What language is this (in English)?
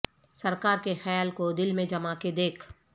Urdu